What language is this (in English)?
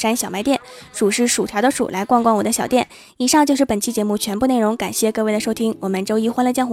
Chinese